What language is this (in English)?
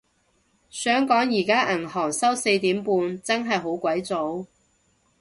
Cantonese